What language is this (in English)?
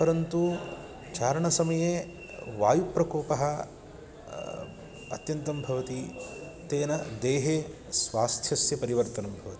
Sanskrit